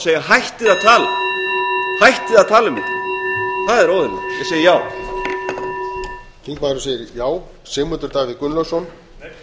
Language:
Icelandic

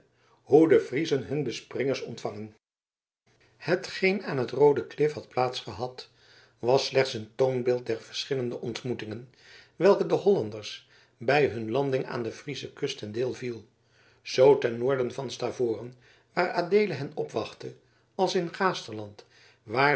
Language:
Dutch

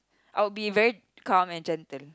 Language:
English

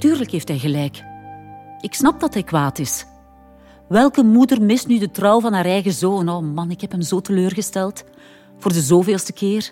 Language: Dutch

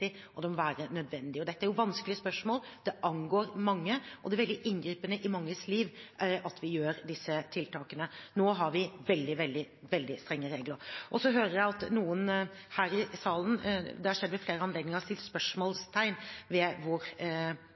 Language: Norwegian Bokmål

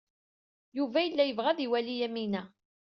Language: Kabyle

